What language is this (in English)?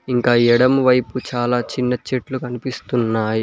Telugu